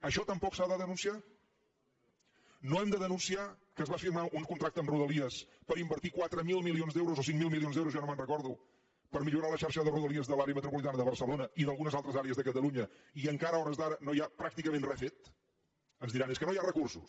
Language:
Catalan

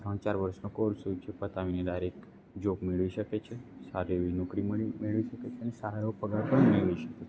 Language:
Gujarati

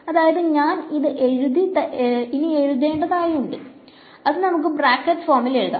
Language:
Malayalam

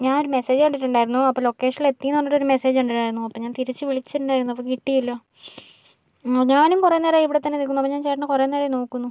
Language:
Malayalam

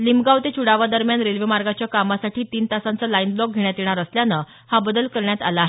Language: Marathi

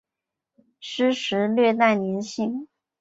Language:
Chinese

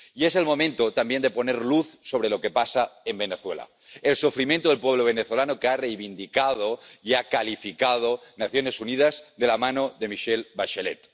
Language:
Spanish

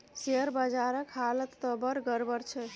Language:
Maithili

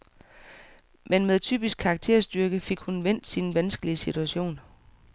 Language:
Danish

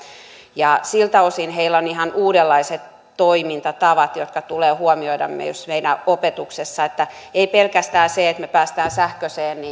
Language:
Finnish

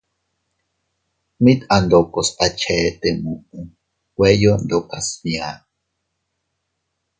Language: Teutila Cuicatec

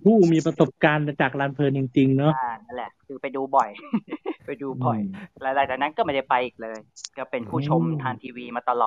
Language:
Thai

